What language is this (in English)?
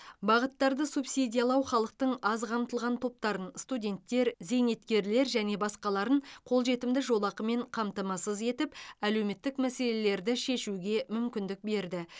Kazakh